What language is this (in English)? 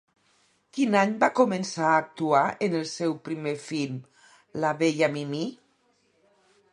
Catalan